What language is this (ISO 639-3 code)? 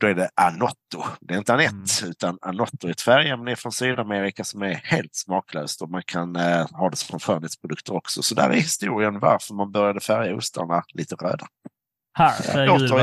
swe